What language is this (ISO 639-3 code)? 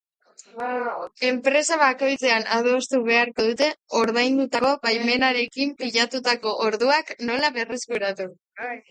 eus